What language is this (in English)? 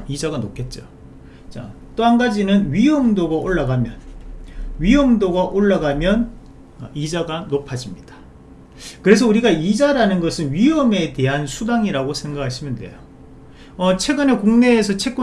Korean